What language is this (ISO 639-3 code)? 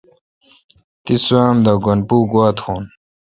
xka